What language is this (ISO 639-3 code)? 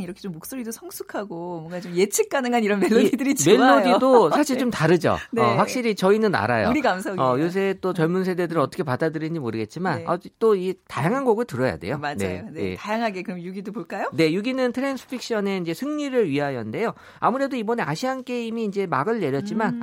kor